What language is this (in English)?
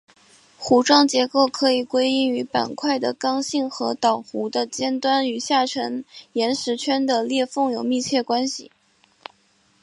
Chinese